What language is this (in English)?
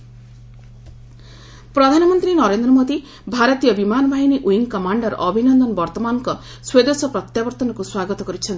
Odia